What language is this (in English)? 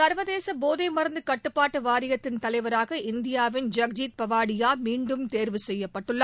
Tamil